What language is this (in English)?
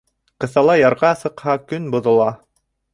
Bashkir